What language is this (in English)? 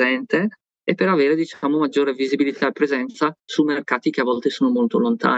Italian